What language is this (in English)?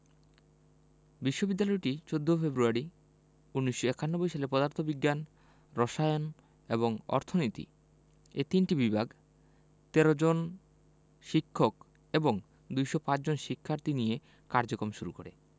Bangla